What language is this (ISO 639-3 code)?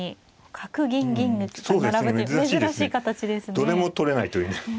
jpn